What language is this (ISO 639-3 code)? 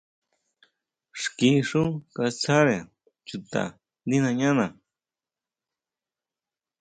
mau